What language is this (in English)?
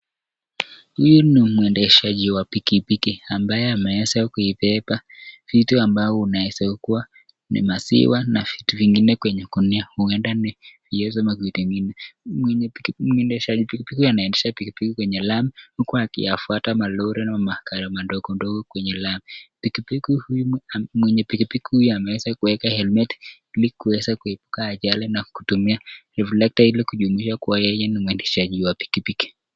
Swahili